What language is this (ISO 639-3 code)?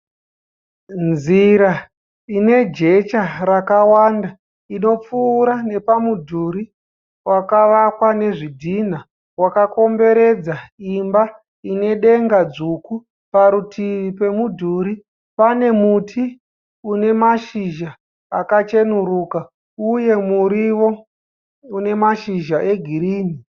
sna